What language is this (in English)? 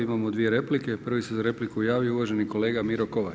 Croatian